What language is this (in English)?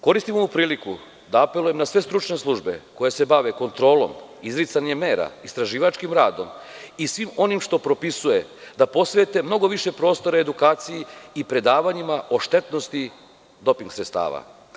Serbian